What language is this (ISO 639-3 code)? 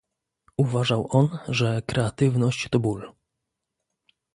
pol